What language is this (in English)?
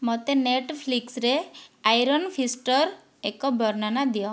Odia